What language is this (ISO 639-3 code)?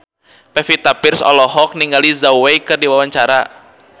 sun